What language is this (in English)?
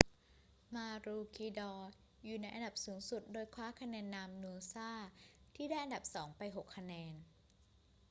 Thai